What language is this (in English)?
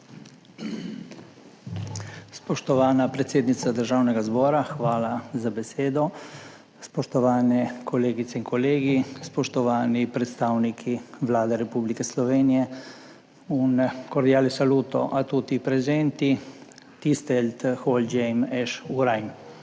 Slovenian